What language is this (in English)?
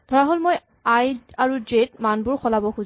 Assamese